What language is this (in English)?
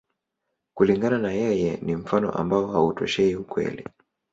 Swahili